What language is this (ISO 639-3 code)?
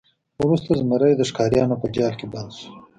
pus